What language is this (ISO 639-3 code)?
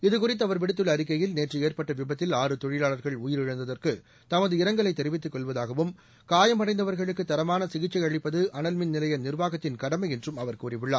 tam